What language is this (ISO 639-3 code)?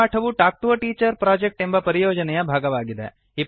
kan